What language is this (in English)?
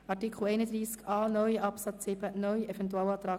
Swiss German